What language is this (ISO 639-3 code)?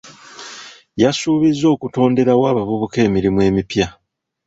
lug